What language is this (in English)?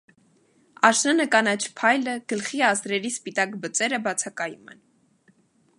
Armenian